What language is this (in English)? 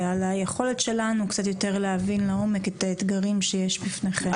Hebrew